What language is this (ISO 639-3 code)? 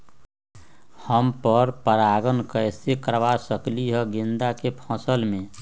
mag